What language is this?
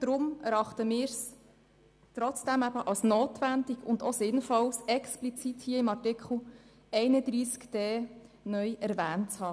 Swiss German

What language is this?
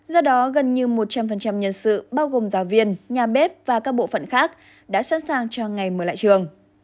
Vietnamese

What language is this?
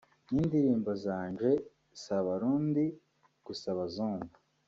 Kinyarwanda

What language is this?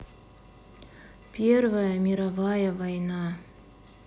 Russian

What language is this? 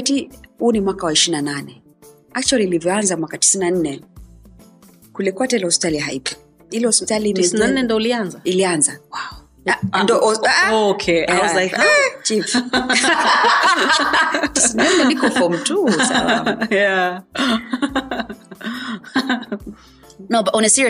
Swahili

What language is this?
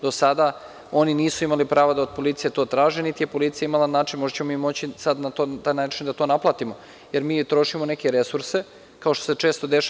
Serbian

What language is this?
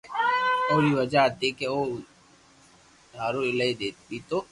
Loarki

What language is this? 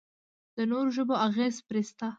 Pashto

